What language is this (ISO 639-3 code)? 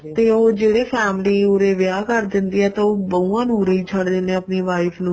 pan